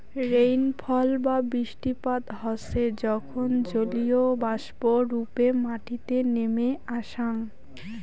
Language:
Bangla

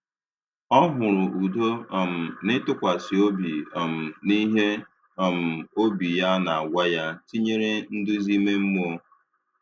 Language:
Igbo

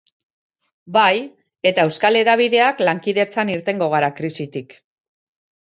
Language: Basque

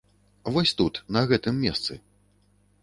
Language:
Belarusian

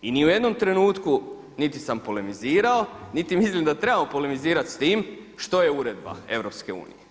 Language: Croatian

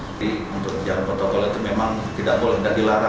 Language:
Indonesian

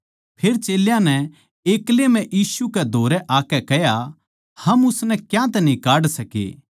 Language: Haryanvi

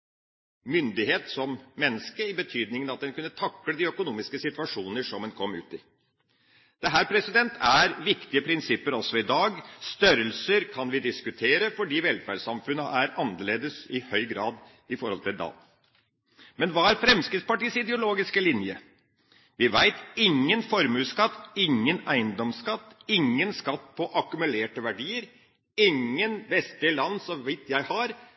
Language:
Norwegian Bokmål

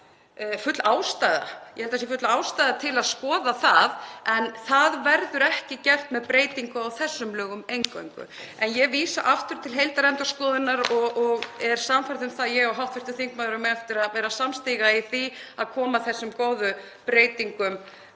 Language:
Icelandic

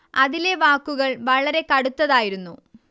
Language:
Malayalam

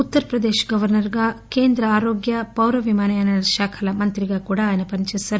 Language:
Telugu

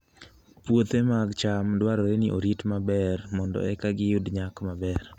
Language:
Luo (Kenya and Tanzania)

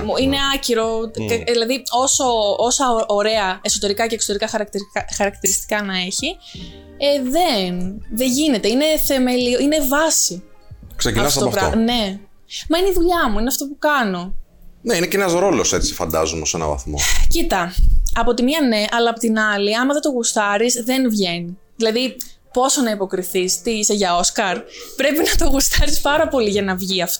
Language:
Greek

